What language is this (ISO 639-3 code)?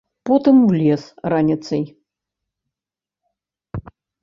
bel